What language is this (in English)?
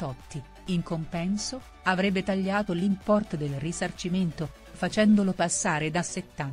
Italian